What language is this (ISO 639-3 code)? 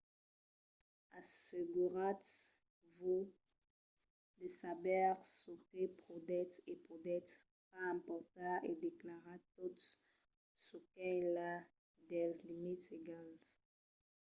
oci